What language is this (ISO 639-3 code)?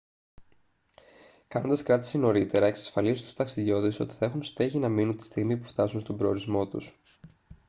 ell